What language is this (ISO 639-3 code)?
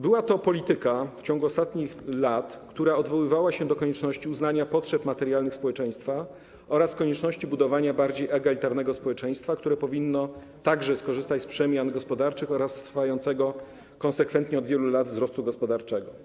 pol